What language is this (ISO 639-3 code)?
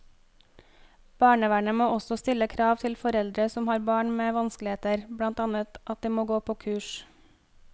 nor